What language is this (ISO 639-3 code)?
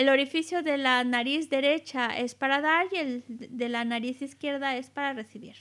spa